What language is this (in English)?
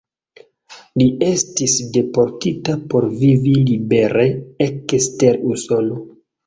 Esperanto